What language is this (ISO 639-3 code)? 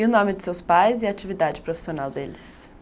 por